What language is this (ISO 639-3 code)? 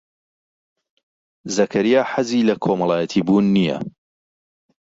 ckb